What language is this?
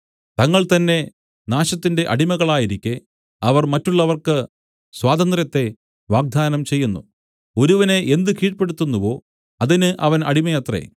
Malayalam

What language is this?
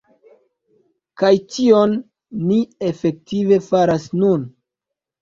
Esperanto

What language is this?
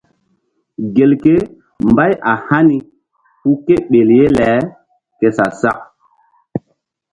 Mbum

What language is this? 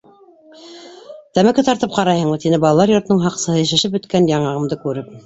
Bashkir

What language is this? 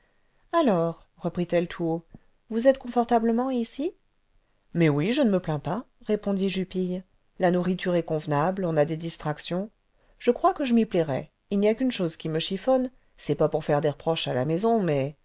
French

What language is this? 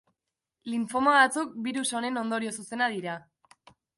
Basque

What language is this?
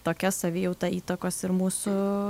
Lithuanian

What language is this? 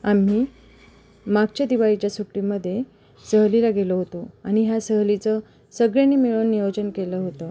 Marathi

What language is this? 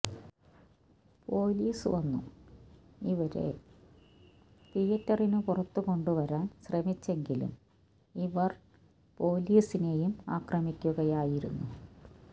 Malayalam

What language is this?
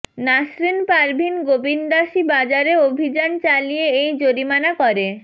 Bangla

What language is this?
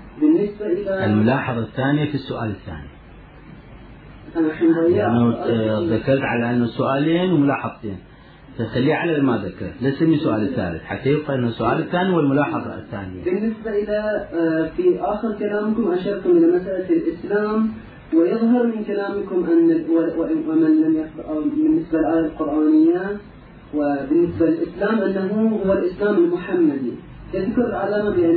Arabic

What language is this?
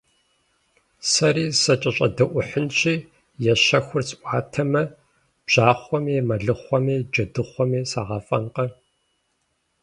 Kabardian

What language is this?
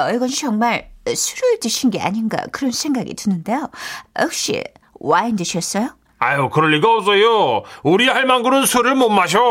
Korean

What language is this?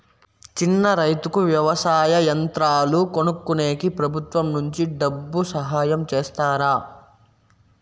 Telugu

